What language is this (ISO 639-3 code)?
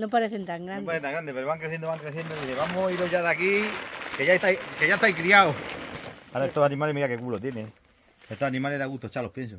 spa